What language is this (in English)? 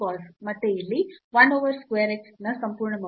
Kannada